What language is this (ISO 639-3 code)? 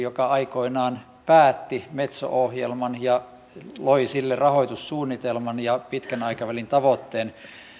fin